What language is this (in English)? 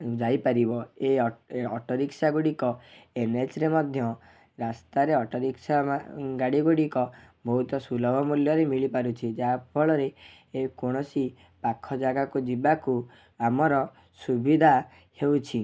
Odia